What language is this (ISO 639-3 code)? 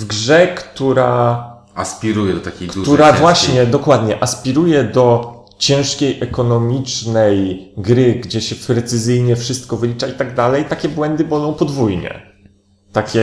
pol